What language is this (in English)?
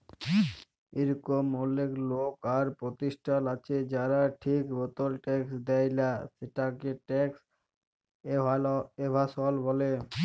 Bangla